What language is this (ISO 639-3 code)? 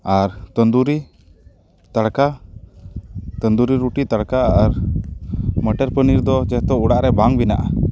sat